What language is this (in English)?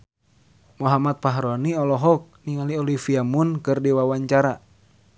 Sundanese